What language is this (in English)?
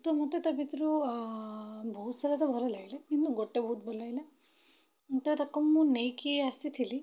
Odia